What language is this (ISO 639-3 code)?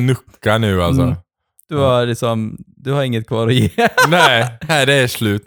swe